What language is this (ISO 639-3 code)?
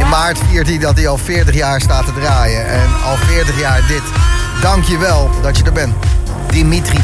nld